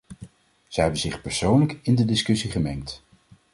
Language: Dutch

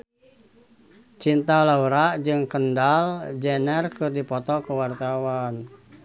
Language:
Sundanese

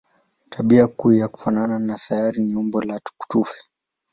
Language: Swahili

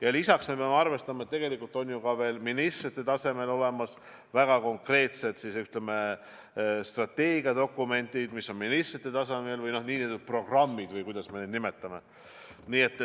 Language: Estonian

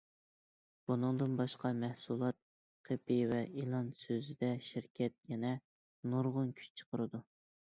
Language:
Uyghur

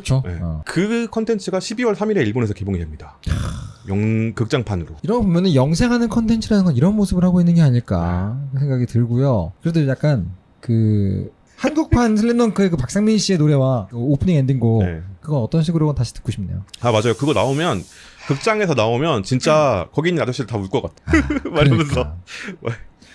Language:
Korean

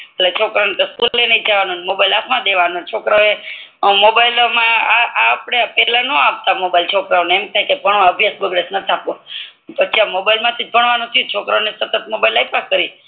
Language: Gujarati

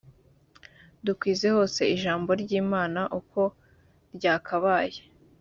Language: Kinyarwanda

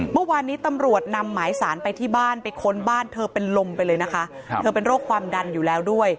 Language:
Thai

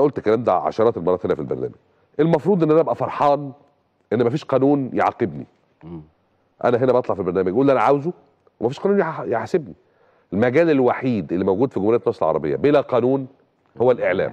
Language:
Arabic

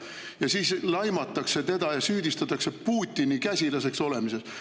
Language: Estonian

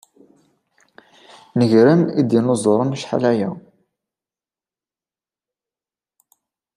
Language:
Kabyle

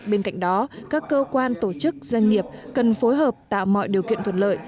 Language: Vietnamese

